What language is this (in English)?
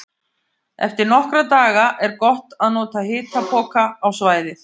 Icelandic